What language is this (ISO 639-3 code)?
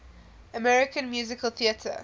eng